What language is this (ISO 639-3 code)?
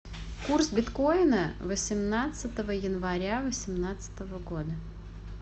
rus